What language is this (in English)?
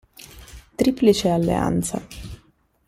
Italian